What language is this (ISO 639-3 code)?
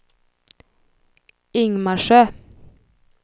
swe